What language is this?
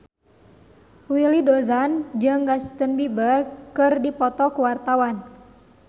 Sundanese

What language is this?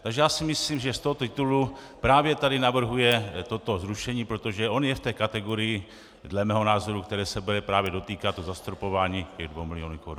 Czech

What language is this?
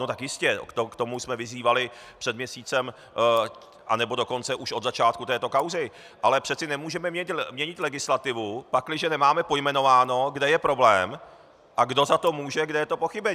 Czech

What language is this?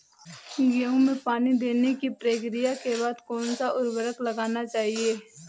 Hindi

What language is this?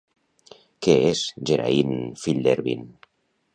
Catalan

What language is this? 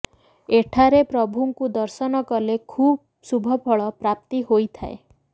Odia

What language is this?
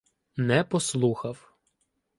Ukrainian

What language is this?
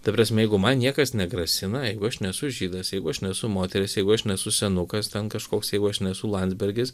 Lithuanian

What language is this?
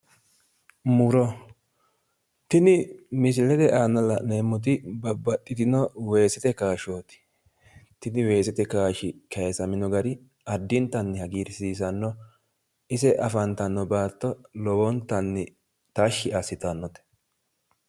Sidamo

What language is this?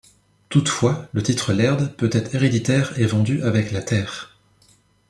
French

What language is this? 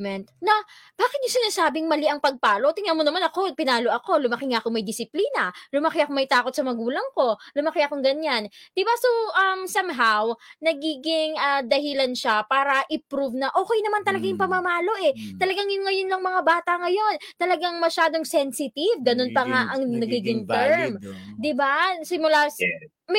Filipino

